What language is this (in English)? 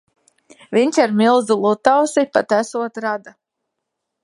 Latvian